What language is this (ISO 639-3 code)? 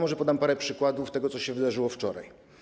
pol